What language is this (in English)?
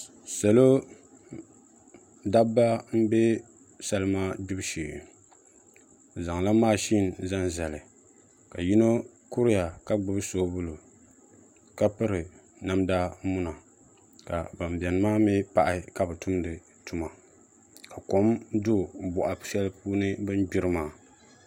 Dagbani